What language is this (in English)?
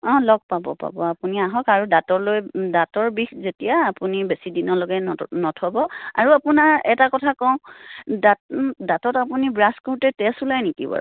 Assamese